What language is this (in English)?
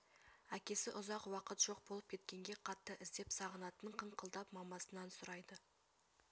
Kazakh